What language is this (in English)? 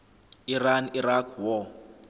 Zulu